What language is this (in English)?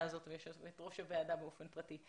Hebrew